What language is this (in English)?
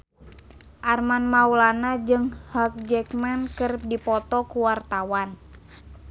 Sundanese